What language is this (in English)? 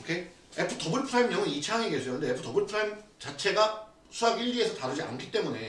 Korean